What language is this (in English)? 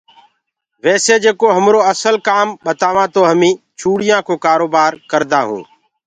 Gurgula